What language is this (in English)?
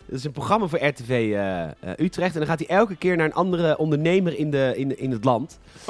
Dutch